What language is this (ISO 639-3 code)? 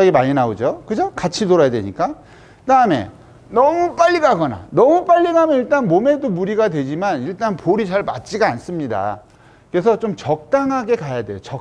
kor